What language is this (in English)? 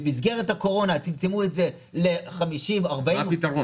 Hebrew